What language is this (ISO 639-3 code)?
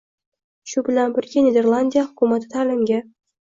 uzb